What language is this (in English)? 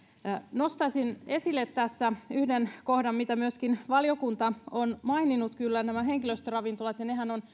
Finnish